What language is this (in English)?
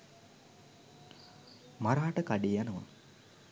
Sinhala